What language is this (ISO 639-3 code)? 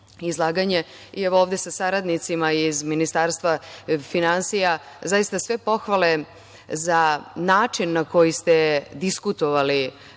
srp